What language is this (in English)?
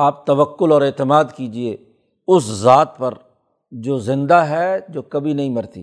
Urdu